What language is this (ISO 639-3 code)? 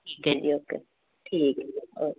pan